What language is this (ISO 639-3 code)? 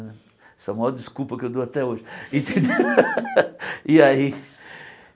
por